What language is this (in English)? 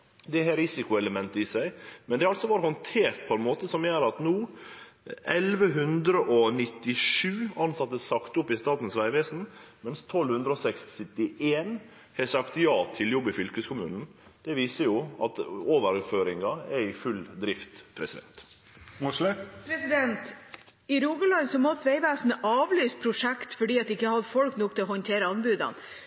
Norwegian